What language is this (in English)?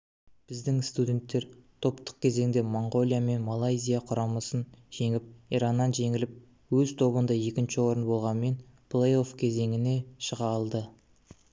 Kazakh